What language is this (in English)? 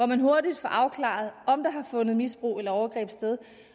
Danish